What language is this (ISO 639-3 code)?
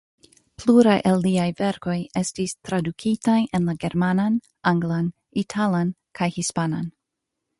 epo